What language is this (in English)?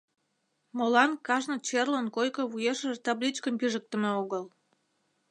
Mari